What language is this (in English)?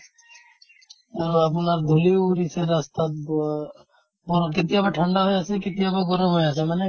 Assamese